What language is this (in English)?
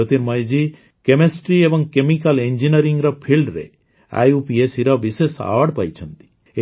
Odia